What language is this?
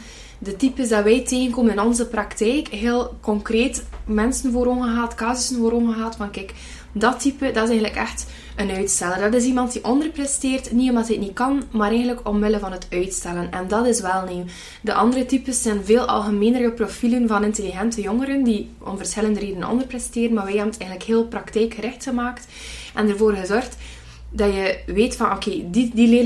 Dutch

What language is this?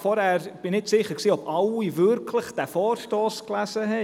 Swiss German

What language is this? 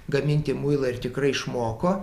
Lithuanian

